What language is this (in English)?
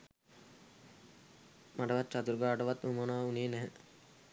Sinhala